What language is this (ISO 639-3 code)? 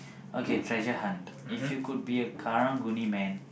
eng